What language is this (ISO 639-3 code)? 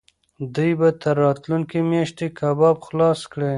pus